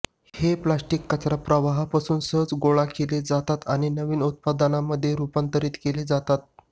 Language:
Marathi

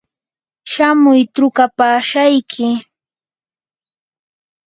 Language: Yanahuanca Pasco Quechua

